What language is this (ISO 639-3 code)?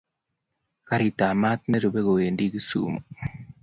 kln